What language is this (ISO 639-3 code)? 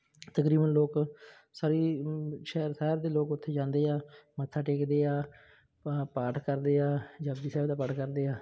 pan